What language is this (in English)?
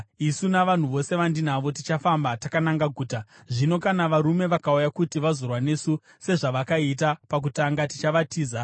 Shona